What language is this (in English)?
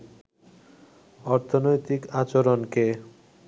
Bangla